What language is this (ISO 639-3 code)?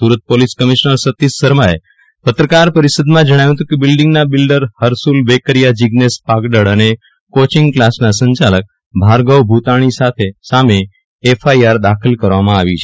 guj